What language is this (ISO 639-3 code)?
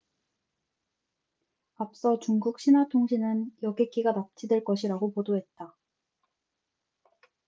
kor